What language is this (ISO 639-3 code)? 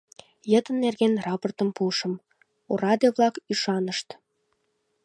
chm